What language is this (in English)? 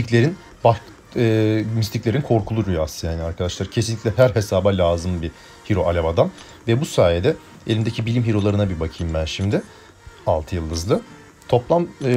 Turkish